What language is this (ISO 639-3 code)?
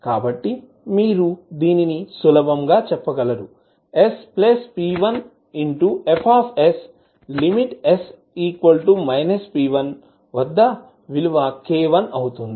tel